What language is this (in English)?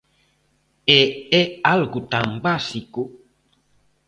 Galician